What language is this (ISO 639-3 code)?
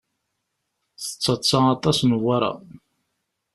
kab